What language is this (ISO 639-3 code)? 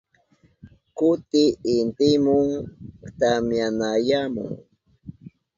qup